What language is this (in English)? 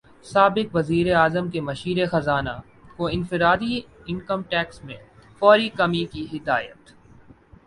Urdu